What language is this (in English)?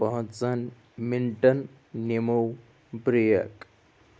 Kashmiri